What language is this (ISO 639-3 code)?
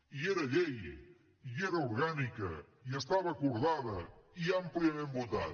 cat